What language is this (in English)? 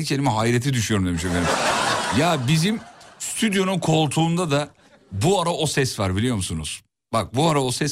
Turkish